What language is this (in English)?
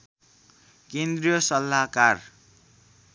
Nepali